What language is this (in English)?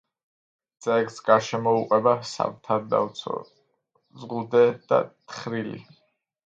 Georgian